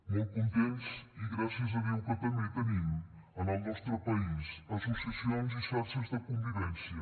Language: Catalan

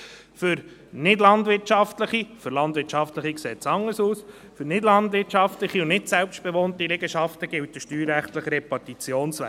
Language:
Swiss German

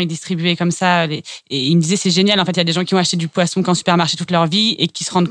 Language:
French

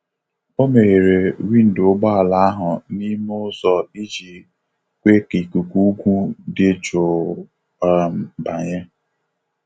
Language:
Igbo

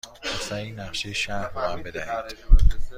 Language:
Persian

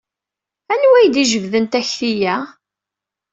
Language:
Kabyle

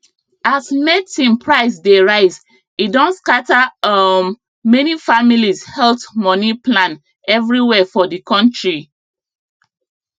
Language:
Nigerian Pidgin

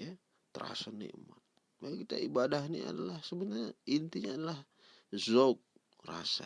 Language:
Indonesian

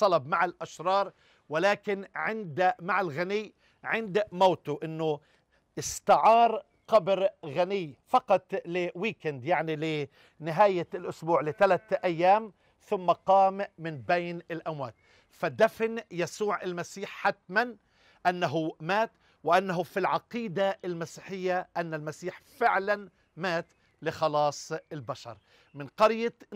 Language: Arabic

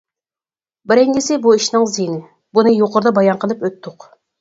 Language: Uyghur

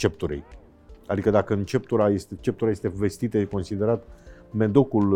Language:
Romanian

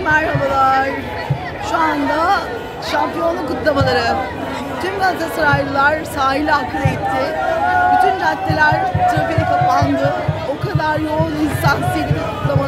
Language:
Turkish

